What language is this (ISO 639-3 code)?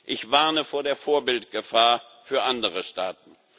deu